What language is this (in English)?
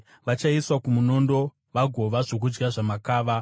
Shona